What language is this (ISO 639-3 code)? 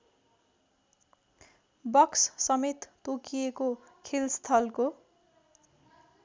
nep